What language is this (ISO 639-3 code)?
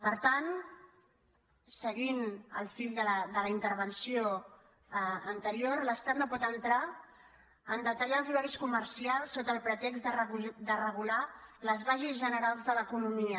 cat